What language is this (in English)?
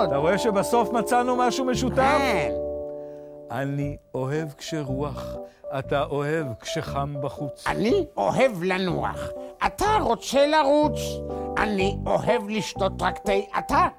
Hebrew